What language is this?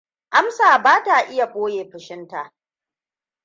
Hausa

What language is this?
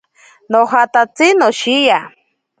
Ashéninka Perené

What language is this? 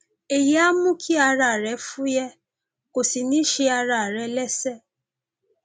Yoruba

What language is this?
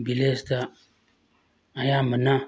Manipuri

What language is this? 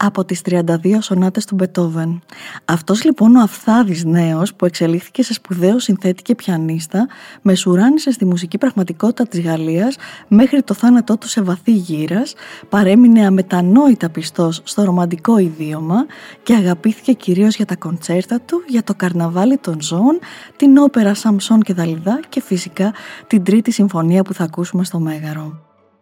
Greek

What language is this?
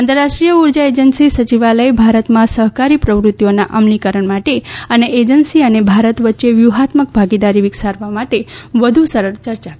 Gujarati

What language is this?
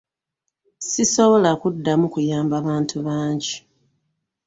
Ganda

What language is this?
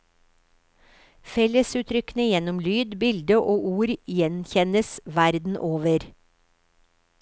Norwegian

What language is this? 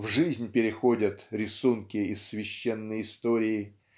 Russian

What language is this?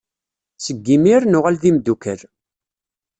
Kabyle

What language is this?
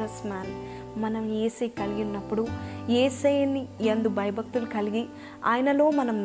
Telugu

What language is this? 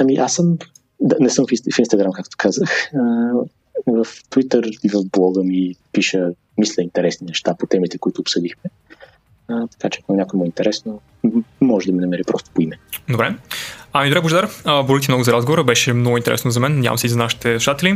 Bulgarian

